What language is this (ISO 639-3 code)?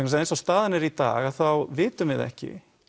isl